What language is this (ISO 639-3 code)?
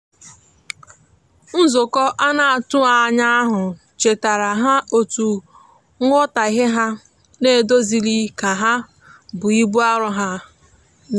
ibo